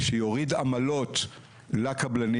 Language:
Hebrew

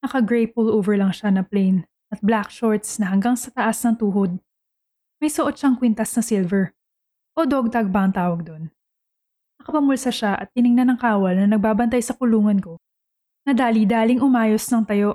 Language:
Filipino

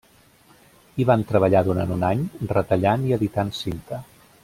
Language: Catalan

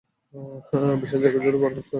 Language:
Bangla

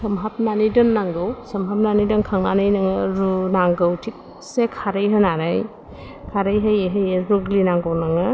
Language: Bodo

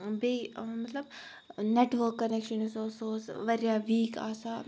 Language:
Kashmiri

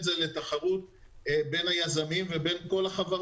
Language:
Hebrew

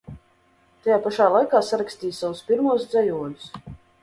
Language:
Latvian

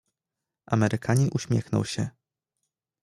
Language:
Polish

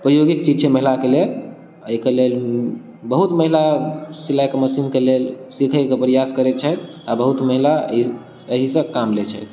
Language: Maithili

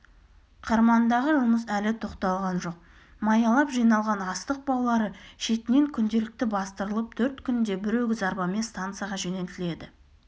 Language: Kazakh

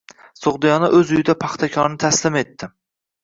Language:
Uzbek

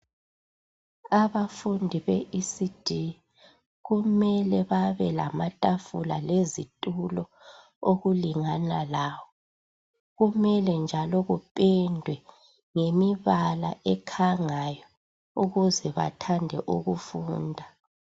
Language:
North Ndebele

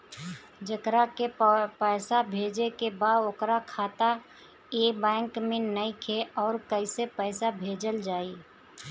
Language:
Bhojpuri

